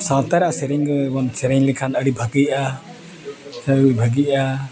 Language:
Santali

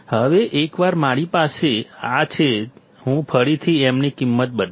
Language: Gujarati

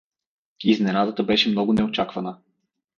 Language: Bulgarian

